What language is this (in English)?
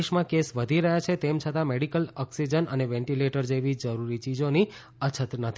Gujarati